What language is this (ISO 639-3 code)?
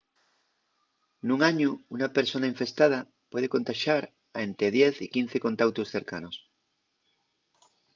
ast